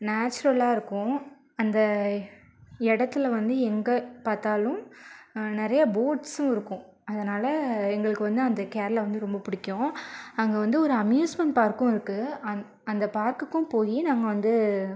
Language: Tamil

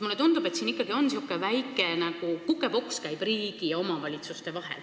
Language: Estonian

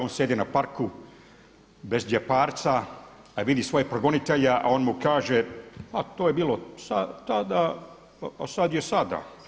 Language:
Croatian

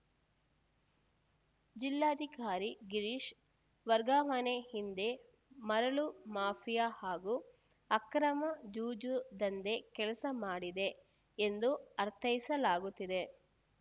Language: Kannada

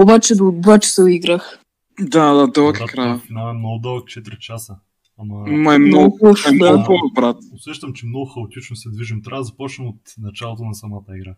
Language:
Bulgarian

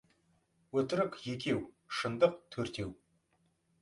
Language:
Kazakh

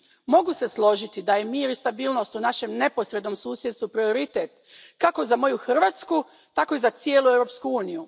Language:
Croatian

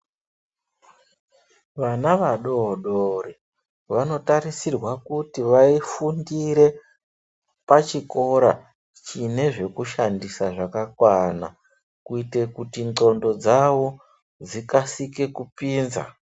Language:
Ndau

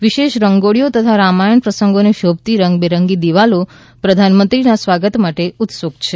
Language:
Gujarati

